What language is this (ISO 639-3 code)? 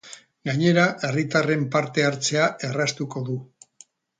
eus